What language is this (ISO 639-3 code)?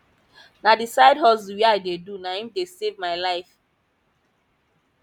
pcm